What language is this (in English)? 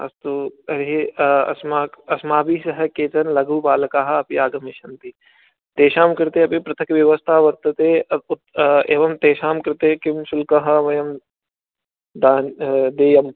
Sanskrit